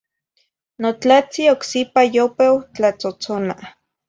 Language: Zacatlán-Ahuacatlán-Tepetzintla Nahuatl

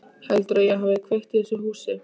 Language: Icelandic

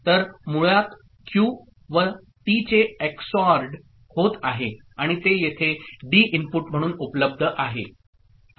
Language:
Marathi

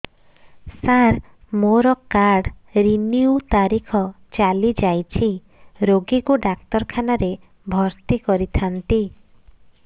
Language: Odia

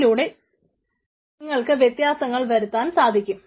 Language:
Malayalam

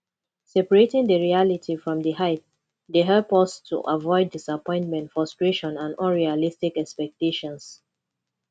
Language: Nigerian Pidgin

